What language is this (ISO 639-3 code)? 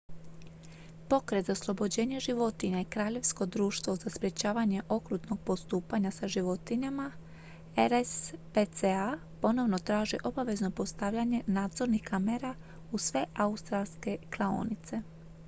hrv